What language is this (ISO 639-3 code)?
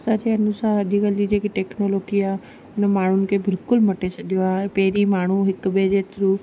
snd